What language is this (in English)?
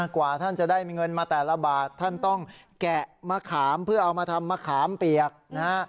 Thai